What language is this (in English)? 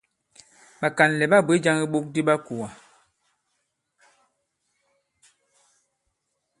Bankon